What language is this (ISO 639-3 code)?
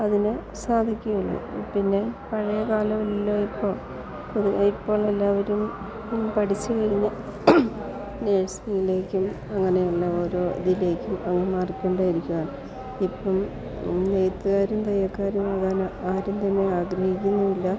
mal